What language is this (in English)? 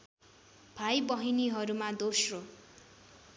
Nepali